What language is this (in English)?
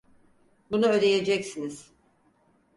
Turkish